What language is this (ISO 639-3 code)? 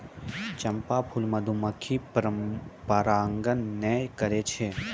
mai